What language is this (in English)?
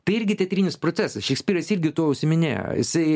Lithuanian